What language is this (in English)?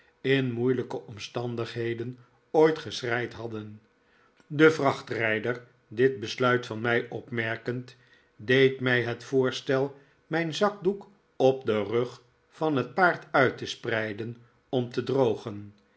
Dutch